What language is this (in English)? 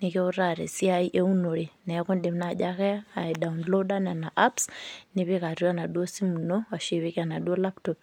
Masai